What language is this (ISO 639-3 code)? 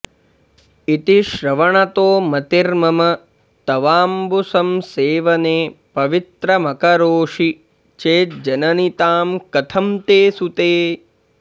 san